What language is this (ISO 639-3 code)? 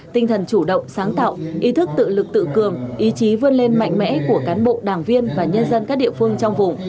vie